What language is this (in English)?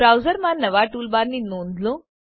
Gujarati